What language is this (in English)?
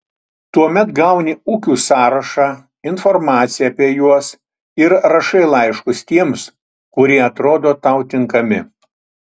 Lithuanian